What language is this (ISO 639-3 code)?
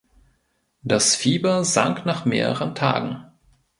deu